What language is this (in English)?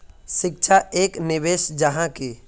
Magahi